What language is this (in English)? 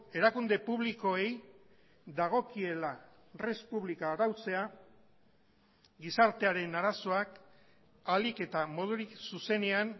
Basque